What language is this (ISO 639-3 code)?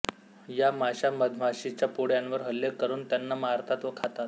mar